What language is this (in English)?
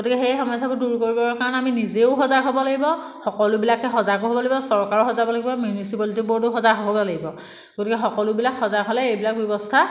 Assamese